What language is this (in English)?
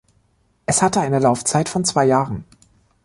German